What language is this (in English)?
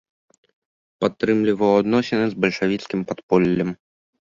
Belarusian